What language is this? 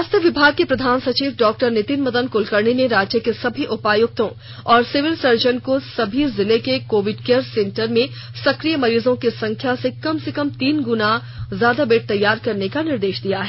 Hindi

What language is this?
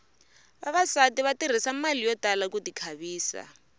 Tsonga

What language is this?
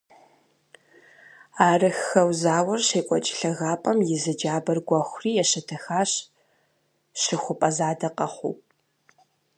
Kabardian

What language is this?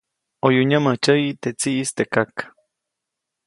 Copainalá Zoque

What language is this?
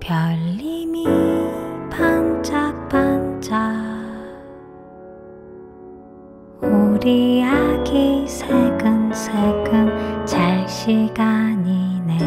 Korean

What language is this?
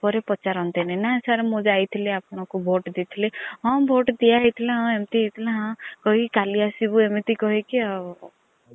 Odia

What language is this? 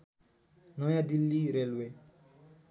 Nepali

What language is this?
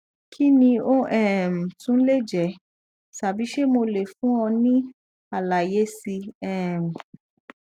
Yoruba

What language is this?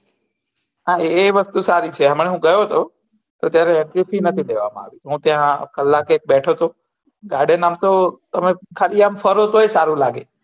Gujarati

